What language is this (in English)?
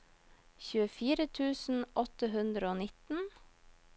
Norwegian